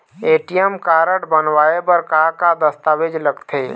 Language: Chhattisgarhi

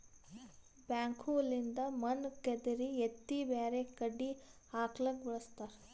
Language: Kannada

